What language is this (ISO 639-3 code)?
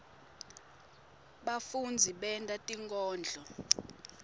ssw